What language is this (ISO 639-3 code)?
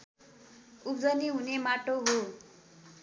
nep